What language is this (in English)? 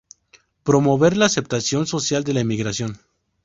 Spanish